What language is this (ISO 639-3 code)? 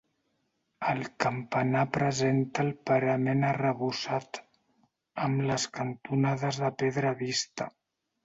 cat